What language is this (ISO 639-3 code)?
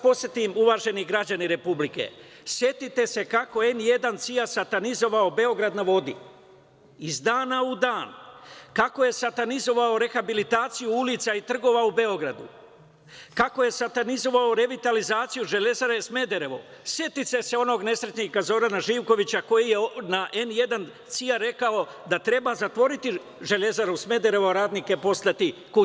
srp